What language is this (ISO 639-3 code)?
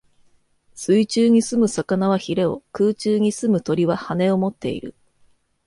jpn